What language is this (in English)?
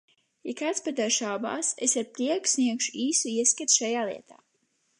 Latvian